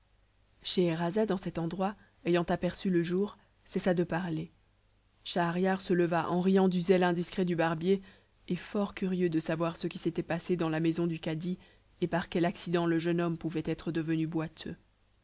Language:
French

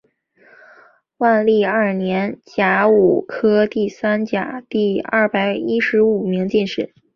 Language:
Chinese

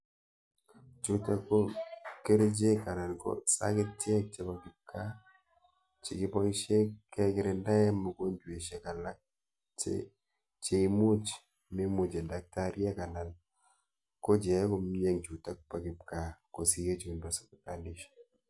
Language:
Kalenjin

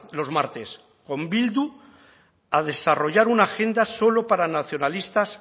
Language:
Spanish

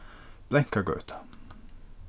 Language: Faroese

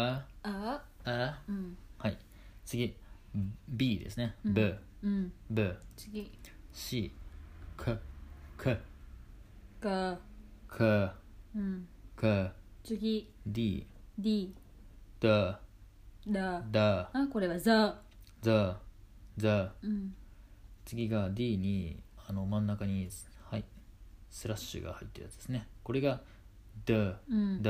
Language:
Japanese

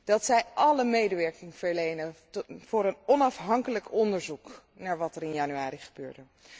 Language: Dutch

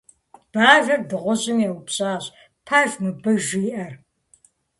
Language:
Kabardian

